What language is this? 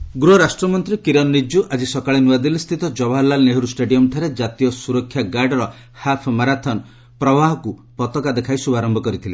Odia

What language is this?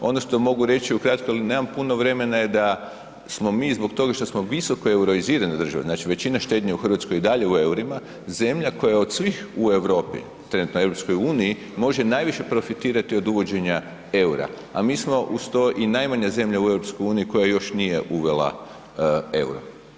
Croatian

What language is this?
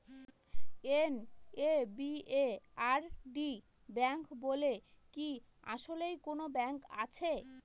Bangla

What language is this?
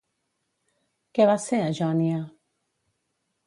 Catalan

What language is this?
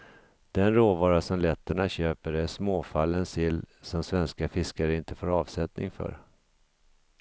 Swedish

